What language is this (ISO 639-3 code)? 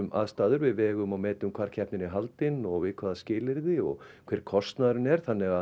isl